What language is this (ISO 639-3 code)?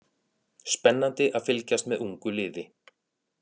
isl